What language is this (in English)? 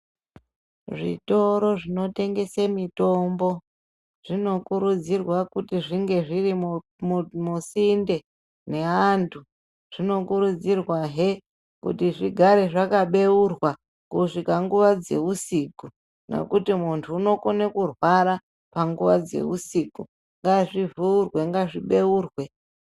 Ndau